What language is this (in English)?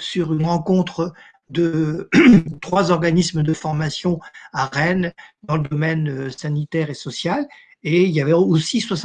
French